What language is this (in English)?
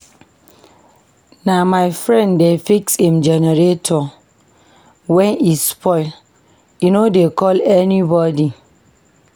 Nigerian Pidgin